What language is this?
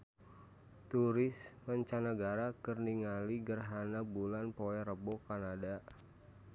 Sundanese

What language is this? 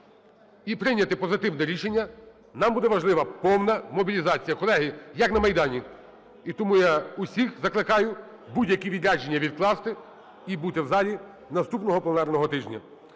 Ukrainian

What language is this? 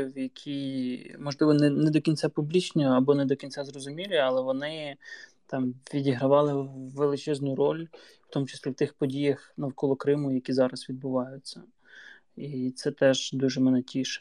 Ukrainian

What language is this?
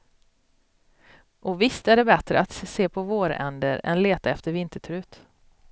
Swedish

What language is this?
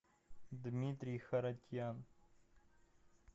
Russian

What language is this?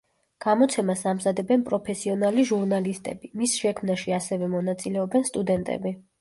Georgian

